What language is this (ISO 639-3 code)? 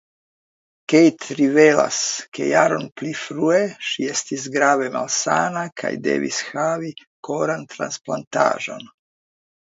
epo